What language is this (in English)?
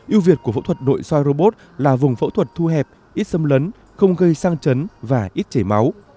Vietnamese